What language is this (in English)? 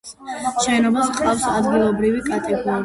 Georgian